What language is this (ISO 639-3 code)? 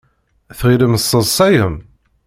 kab